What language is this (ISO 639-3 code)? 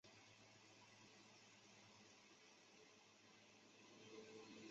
zho